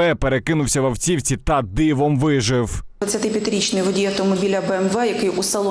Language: Ukrainian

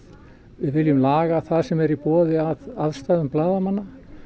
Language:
Icelandic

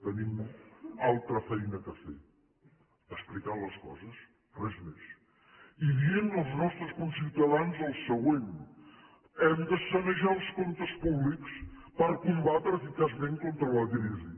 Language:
Catalan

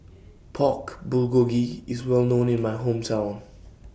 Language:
English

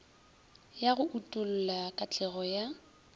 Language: Northern Sotho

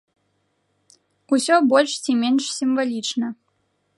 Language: Belarusian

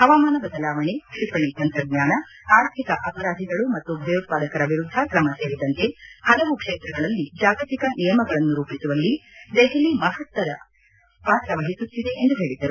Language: Kannada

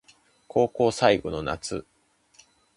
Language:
Japanese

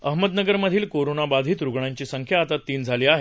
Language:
Marathi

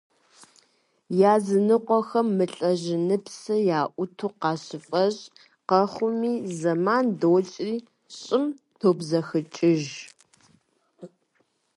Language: Kabardian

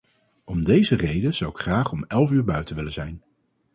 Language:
Dutch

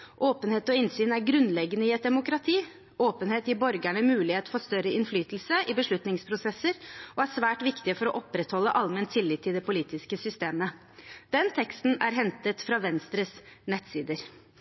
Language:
Norwegian Bokmål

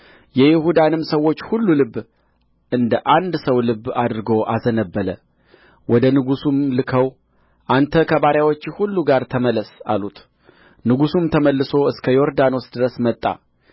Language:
Amharic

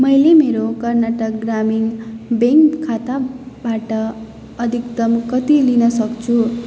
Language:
Nepali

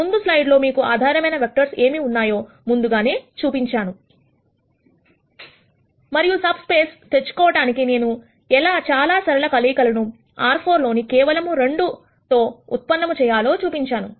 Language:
Telugu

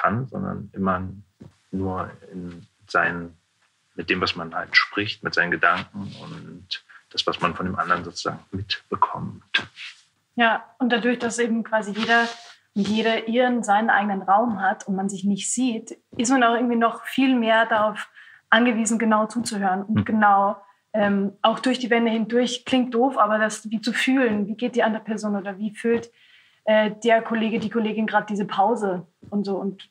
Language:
German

